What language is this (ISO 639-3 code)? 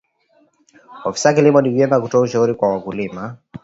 swa